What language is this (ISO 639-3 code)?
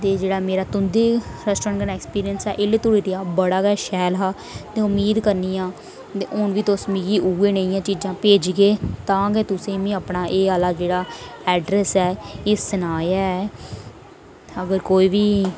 doi